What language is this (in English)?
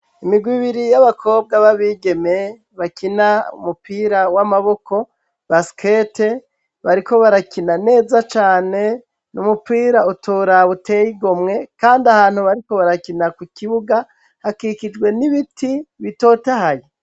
Rundi